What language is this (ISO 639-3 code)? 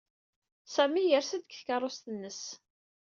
kab